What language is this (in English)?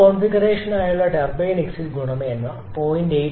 Malayalam